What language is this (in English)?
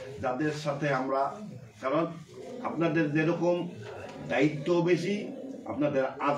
Arabic